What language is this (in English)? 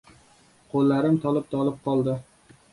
Uzbek